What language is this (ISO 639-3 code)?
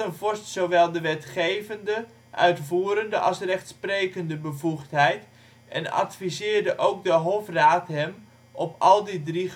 nld